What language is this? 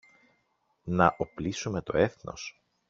Greek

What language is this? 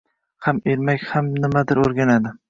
Uzbek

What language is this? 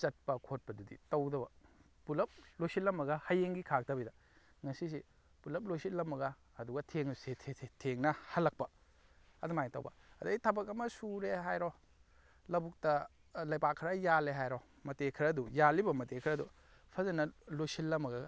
Manipuri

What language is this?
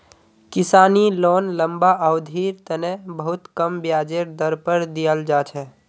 Magahi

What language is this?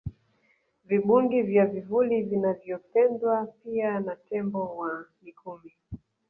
Swahili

